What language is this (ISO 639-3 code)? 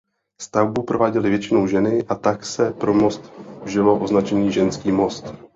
ces